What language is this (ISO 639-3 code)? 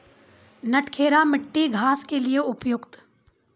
mai